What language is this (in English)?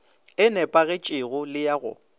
Northern Sotho